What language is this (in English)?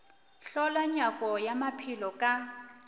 Northern Sotho